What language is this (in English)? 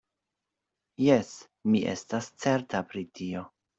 Esperanto